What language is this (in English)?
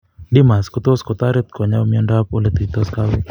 Kalenjin